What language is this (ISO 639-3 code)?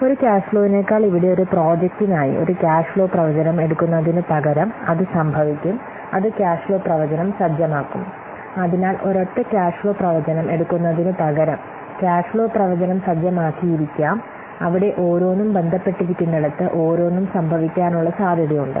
mal